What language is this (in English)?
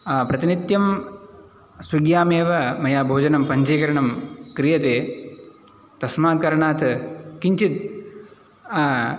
Sanskrit